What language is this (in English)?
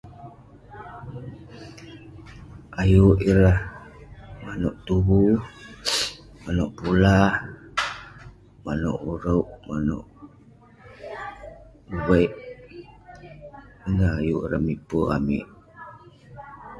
Western Penan